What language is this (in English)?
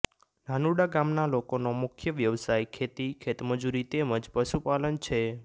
Gujarati